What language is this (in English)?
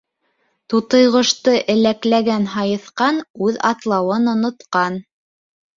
Bashkir